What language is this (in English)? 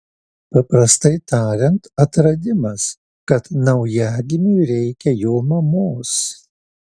Lithuanian